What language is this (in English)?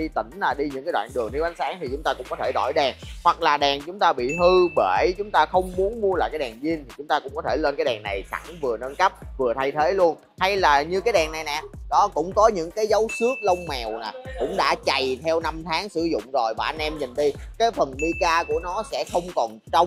Vietnamese